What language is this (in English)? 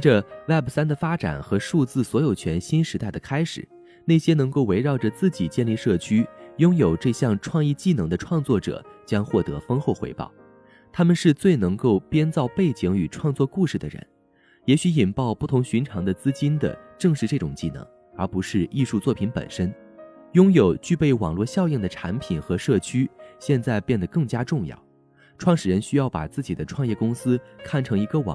Chinese